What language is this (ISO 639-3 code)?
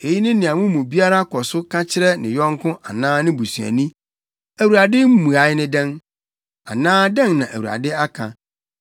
aka